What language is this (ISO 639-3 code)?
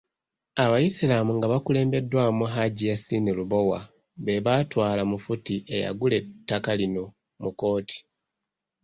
lug